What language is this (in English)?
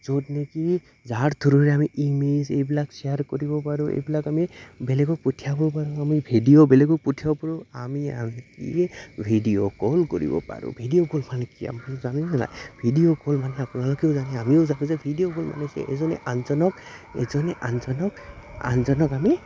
Assamese